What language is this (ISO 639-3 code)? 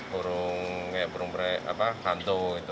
ind